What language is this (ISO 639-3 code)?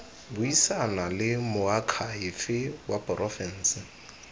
tsn